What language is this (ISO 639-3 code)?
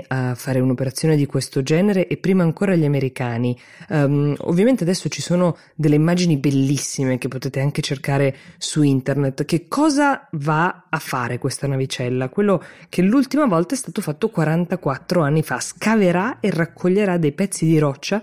ita